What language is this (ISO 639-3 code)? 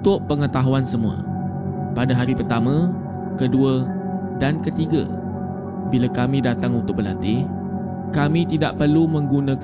msa